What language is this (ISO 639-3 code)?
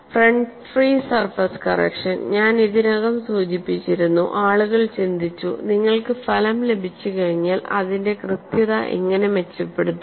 mal